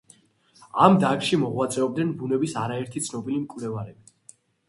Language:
Georgian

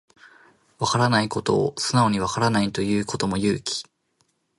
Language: Japanese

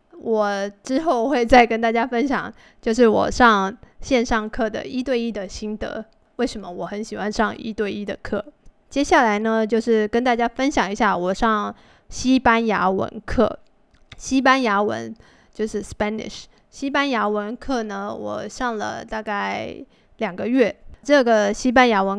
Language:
Chinese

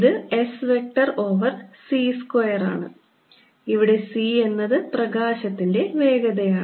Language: Malayalam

